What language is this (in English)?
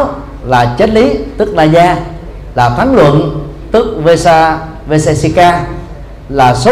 Vietnamese